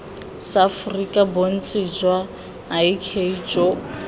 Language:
Tswana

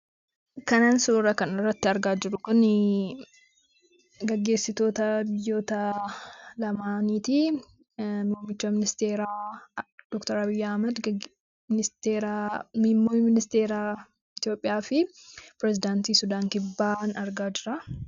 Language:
Oromo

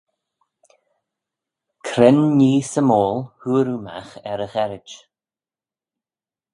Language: Manx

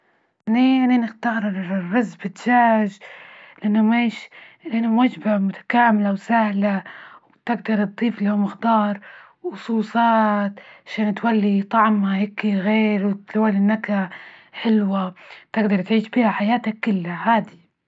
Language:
Libyan Arabic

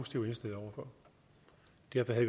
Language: Danish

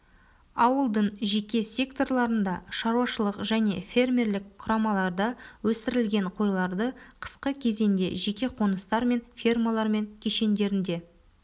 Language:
Kazakh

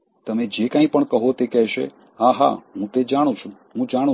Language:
Gujarati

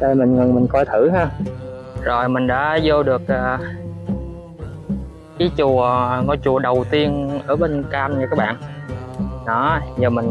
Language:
Vietnamese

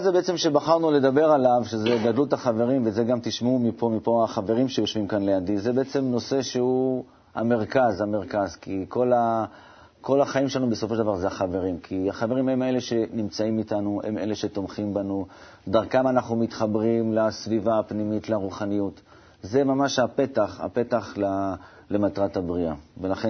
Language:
Hebrew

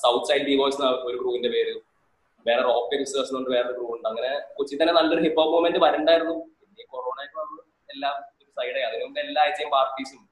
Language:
Malayalam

